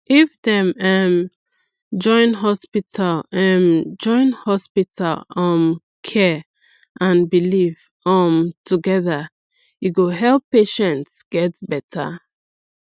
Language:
Nigerian Pidgin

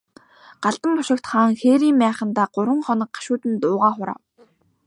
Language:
Mongolian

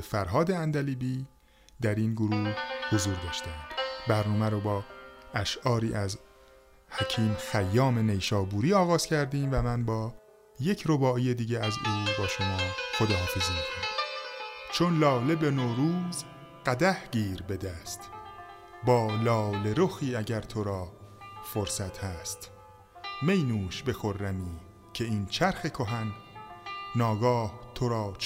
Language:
Persian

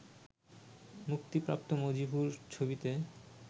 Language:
Bangla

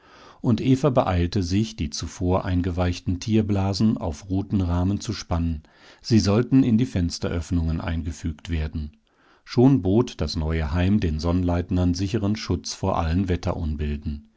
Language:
German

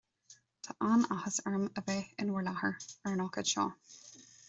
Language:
Irish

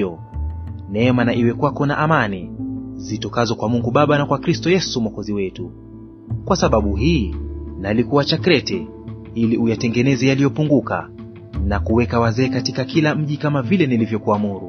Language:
Swahili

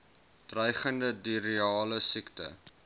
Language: Afrikaans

